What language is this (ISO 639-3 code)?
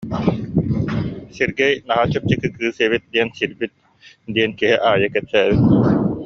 sah